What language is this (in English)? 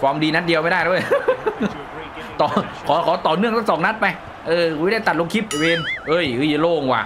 Thai